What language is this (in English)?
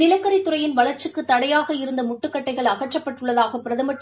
Tamil